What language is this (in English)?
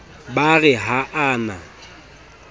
Southern Sotho